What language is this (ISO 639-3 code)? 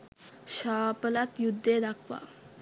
sin